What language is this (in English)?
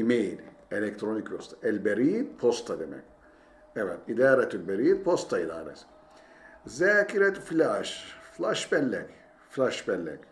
Turkish